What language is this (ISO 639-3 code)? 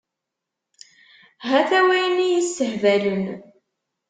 kab